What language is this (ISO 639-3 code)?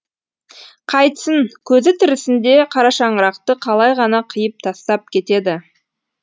kaz